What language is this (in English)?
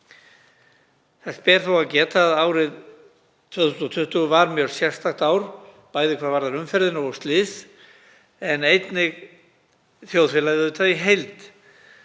Icelandic